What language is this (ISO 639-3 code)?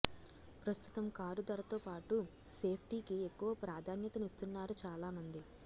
tel